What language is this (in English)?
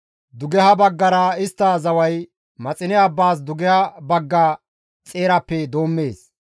Gamo